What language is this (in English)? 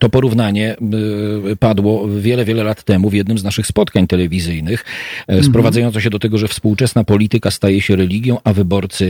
Polish